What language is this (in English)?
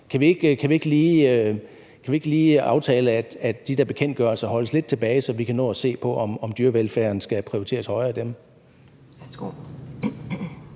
Danish